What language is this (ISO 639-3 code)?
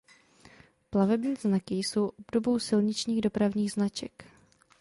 ces